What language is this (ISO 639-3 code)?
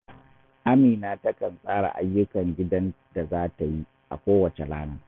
hau